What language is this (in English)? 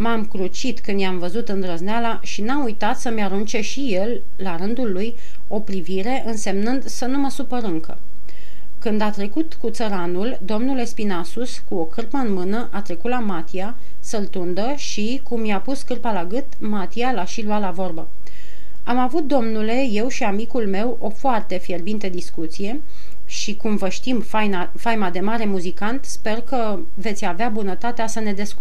Romanian